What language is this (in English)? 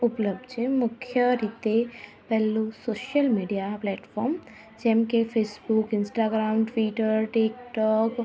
Gujarati